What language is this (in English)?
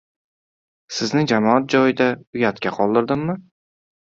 Uzbek